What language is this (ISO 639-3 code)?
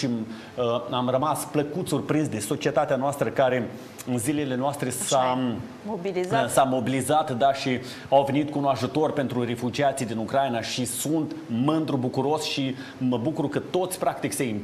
ron